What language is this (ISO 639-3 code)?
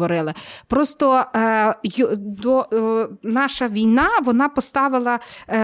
ukr